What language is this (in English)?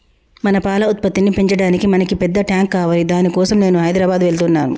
Telugu